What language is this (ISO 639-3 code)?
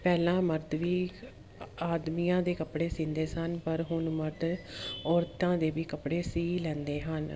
pan